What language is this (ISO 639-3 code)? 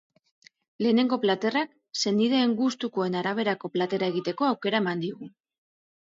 eus